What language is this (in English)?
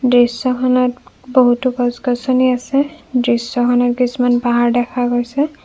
Assamese